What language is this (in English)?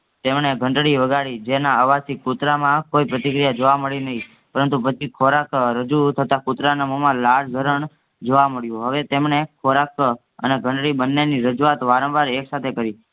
Gujarati